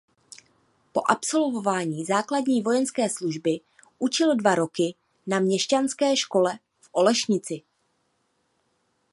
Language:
Czech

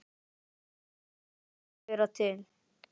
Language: Icelandic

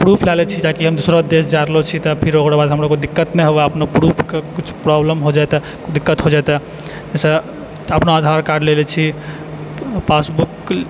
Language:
Maithili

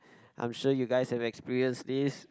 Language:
English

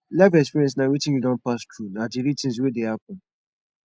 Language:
Nigerian Pidgin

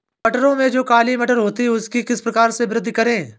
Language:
Hindi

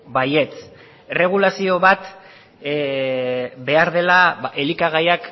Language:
Basque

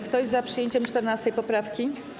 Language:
Polish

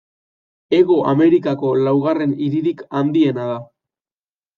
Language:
Basque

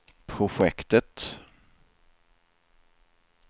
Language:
Swedish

